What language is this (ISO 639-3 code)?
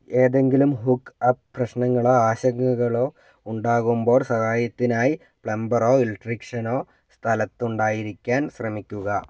mal